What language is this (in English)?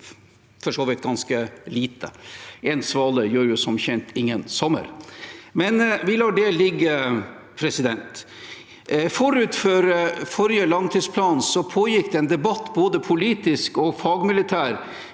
Norwegian